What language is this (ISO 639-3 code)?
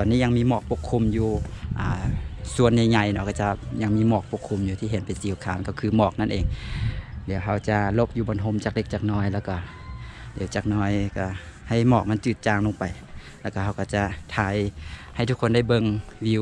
tha